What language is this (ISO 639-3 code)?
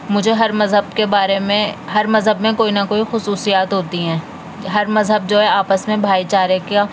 urd